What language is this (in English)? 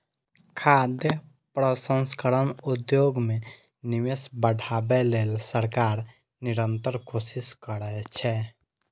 Maithili